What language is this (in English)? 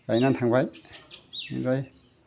Bodo